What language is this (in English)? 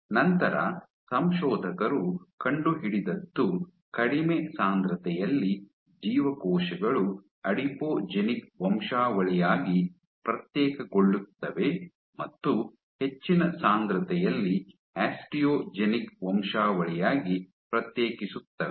Kannada